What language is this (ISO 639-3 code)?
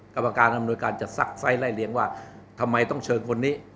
tha